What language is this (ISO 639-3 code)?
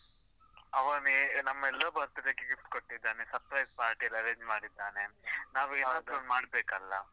kan